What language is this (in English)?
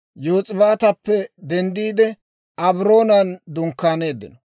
Dawro